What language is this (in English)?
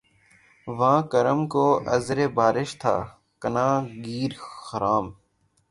Urdu